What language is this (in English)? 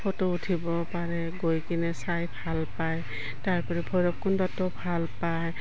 Assamese